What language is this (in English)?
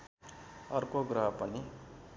Nepali